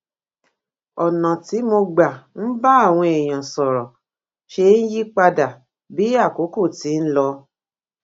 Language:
Yoruba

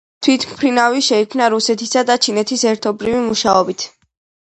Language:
Georgian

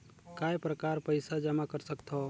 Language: Chhattisgarhi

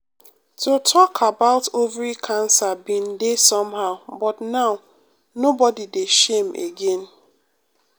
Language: Nigerian Pidgin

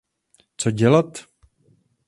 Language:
Czech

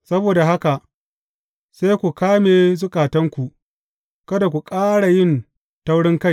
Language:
Hausa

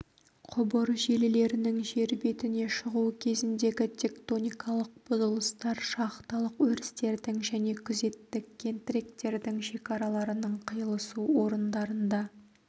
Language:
Kazakh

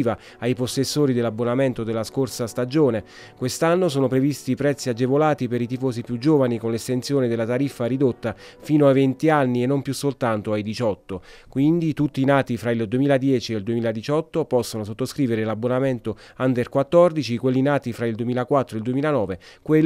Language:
Italian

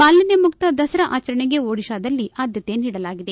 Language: Kannada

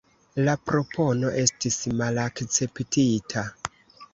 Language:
Esperanto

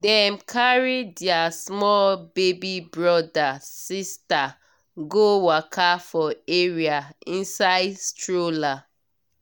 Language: Nigerian Pidgin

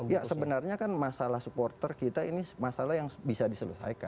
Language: Indonesian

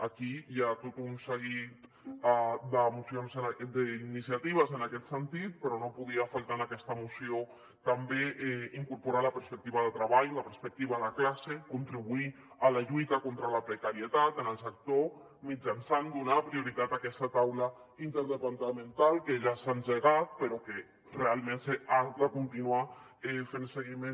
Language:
Catalan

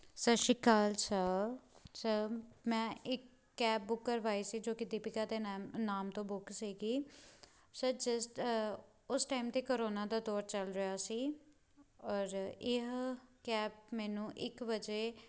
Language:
Punjabi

